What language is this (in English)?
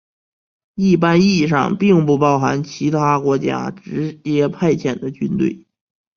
Chinese